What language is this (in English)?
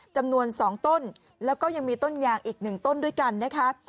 Thai